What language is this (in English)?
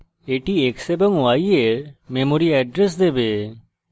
Bangla